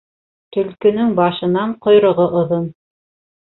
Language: Bashkir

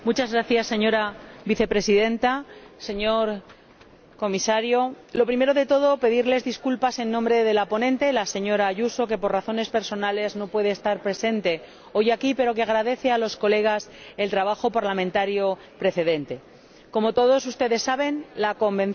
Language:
Spanish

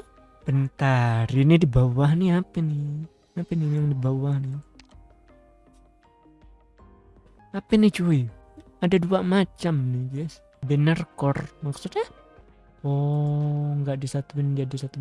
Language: Indonesian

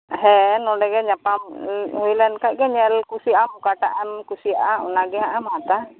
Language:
Santali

